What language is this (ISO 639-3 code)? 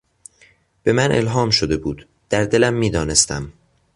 fas